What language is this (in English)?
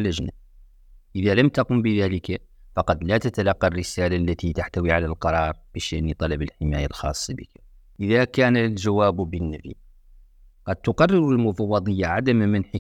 Arabic